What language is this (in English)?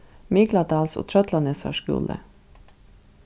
Faroese